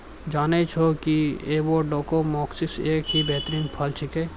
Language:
Maithili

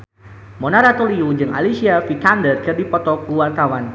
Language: Sundanese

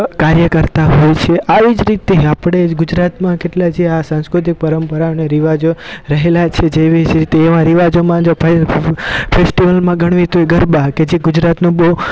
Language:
Gujarati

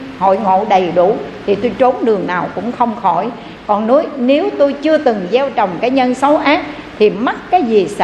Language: Vietnamese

